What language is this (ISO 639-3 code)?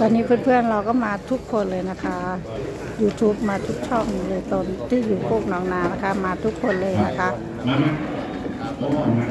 tha